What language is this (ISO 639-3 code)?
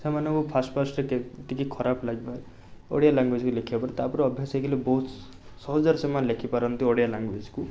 ori